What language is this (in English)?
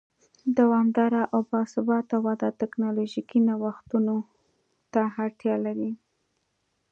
Pashto